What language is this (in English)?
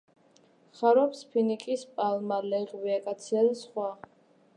Georgian